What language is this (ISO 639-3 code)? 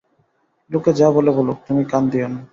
ben